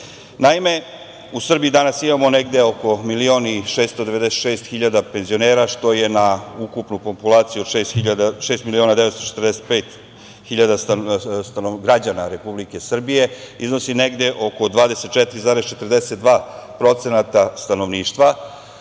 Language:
Serbian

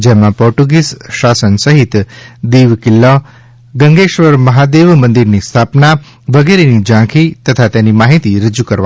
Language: Gujarati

